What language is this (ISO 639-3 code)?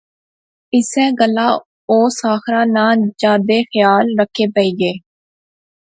phr